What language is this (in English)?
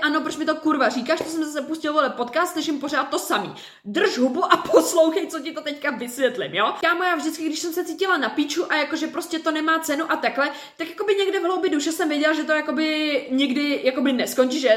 Czech